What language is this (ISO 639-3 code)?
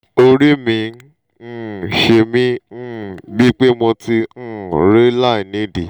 yor